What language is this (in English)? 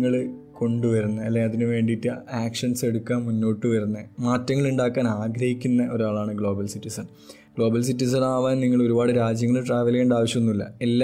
Malayalam